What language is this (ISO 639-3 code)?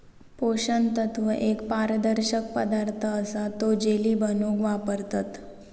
mar